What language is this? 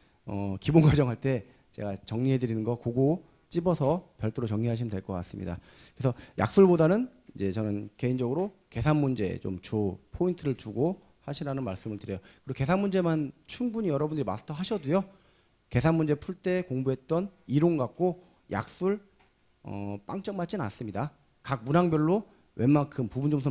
Korean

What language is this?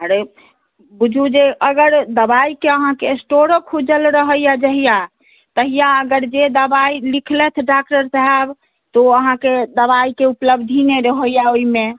Maithili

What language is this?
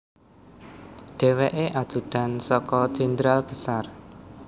Javanese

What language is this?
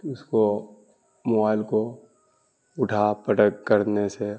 Urdu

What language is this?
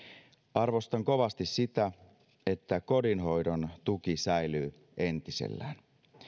Finnish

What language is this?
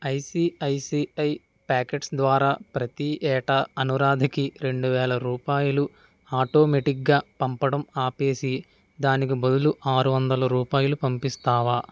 Telugu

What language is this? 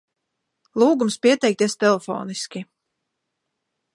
Latvian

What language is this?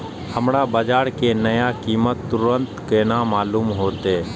Maithili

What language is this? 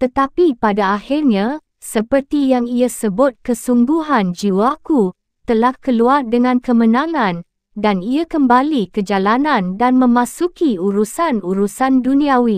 Malay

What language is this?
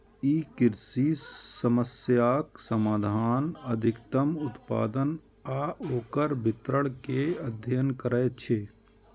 Maithili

